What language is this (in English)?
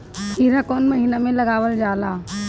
Bhojpuri